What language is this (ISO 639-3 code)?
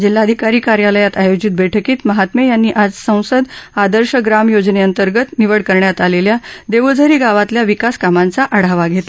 mar